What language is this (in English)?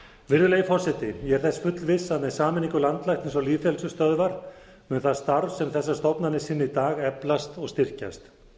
Icelandic